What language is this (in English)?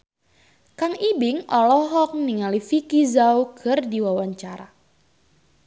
Sundanese